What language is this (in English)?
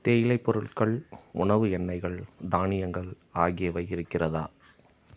Tamil